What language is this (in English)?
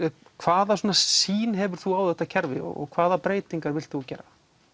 Icelandic